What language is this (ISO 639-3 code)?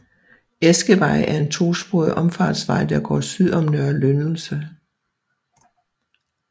dan